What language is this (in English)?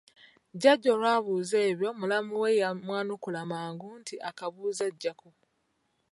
Ganda